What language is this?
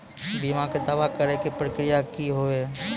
Maithili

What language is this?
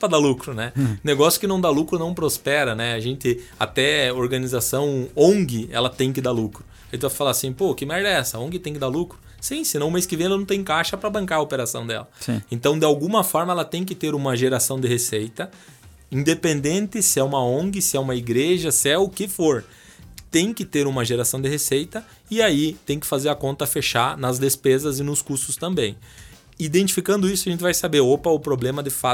Portuguese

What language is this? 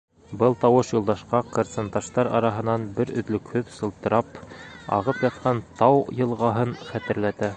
Bashkir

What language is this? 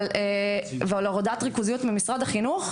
Hebrew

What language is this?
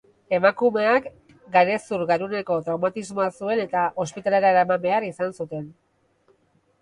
Basque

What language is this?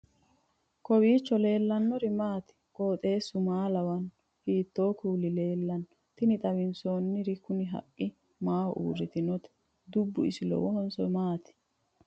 Sidamo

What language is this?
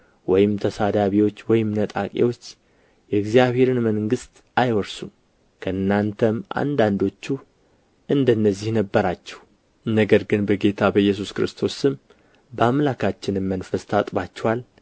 Amharic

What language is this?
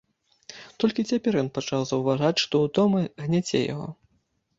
Belarusian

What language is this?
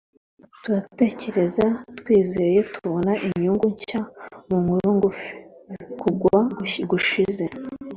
Kinyarwanda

